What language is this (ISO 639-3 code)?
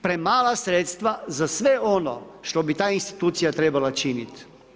hrv